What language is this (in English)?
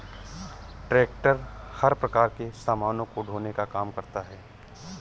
Hindi